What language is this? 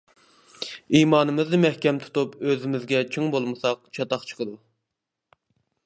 Uyghur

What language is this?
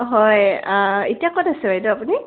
Assamese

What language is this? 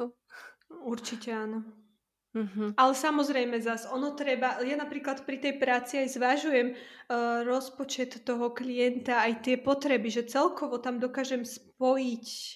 Slovak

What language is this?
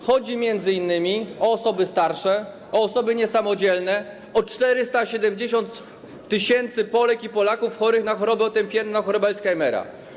Polish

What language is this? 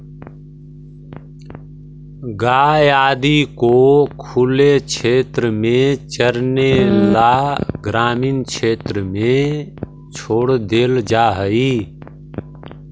Magahi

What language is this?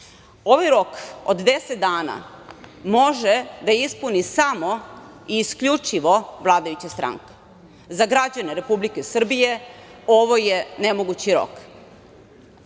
Serbian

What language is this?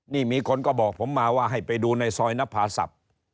Thai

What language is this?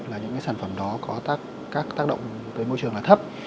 Vietnamese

